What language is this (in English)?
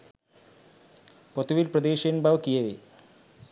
Sinhala